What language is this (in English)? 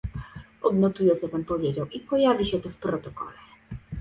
Polish